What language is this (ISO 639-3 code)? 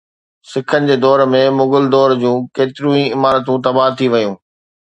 snd